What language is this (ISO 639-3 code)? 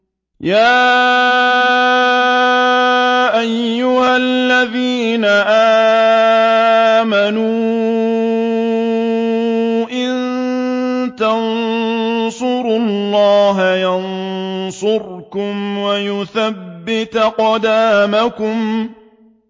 ara